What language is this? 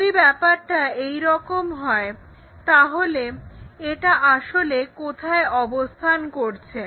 Bangla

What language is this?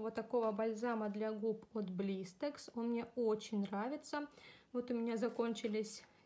Russian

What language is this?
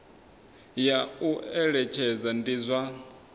Venda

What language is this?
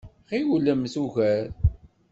Kabyle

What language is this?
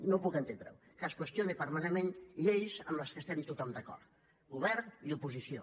Catalan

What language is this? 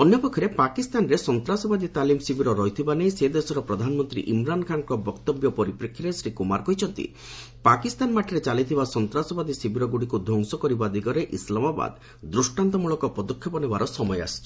Odia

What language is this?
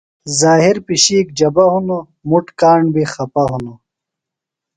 Phalura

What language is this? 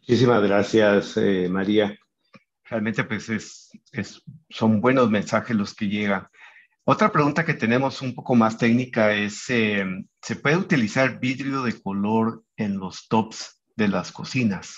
Spanish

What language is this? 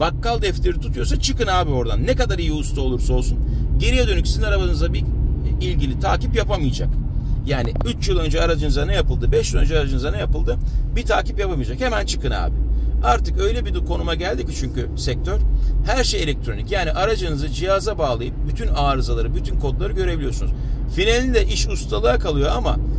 Turkish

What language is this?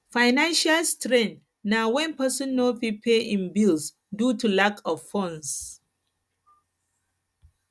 Nigerian Pidgin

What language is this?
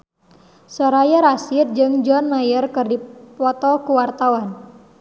Sundanese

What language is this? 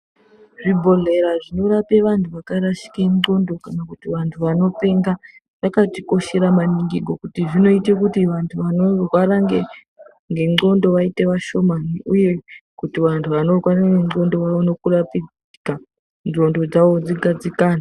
Ndau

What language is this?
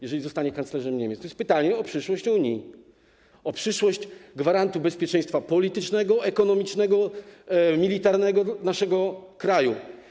Polish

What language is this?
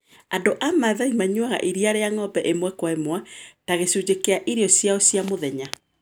Kikuyu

